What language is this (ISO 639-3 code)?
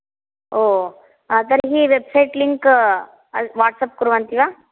san